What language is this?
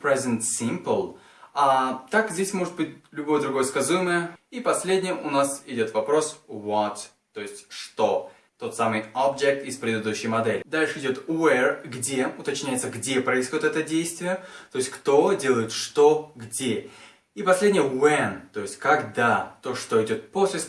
Russian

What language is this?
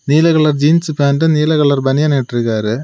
Tamil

